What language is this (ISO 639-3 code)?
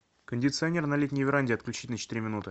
rus